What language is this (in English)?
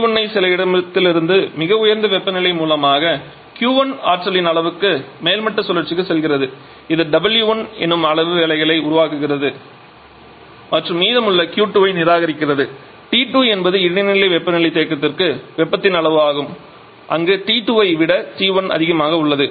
Tamil